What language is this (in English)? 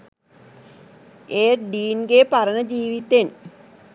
Sinhala